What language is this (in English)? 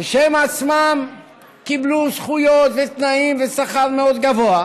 Hebrew